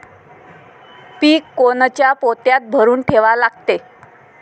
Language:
Marathi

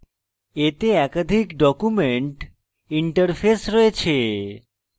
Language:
Bangla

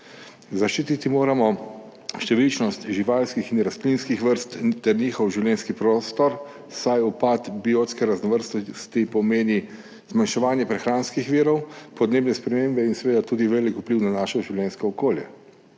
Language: Slovenian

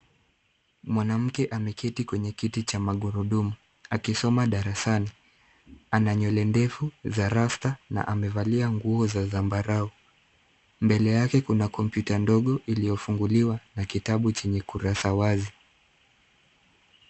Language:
Swahili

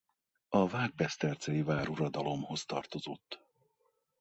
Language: Hungarian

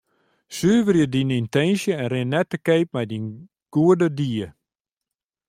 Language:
Western Frisian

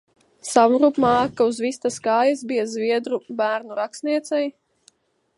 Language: Latvian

